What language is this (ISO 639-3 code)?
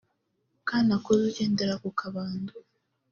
kin